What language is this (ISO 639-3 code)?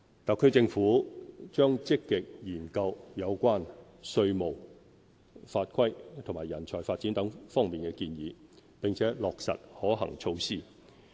yue